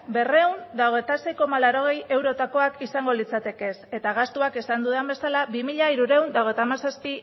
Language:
Basque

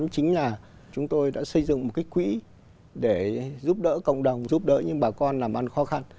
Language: Vietnamese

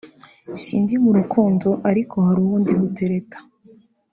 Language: Kinyarwanda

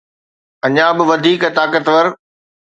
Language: Sindhi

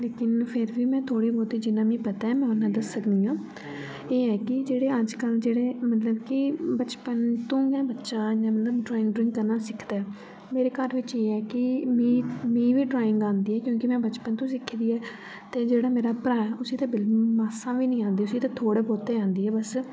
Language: Dogri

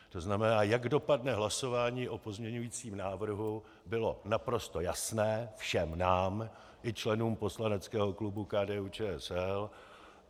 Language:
Czech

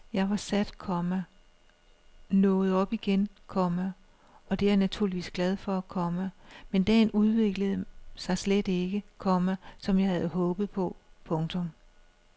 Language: Danish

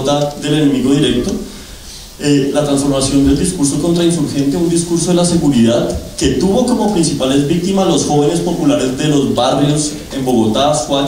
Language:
Spanish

